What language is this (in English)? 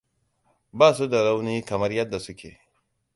Hausa